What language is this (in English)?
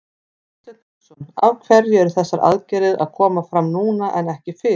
Icelandic